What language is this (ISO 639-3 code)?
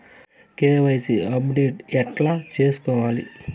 tel